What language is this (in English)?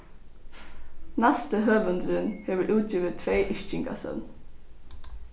Faroese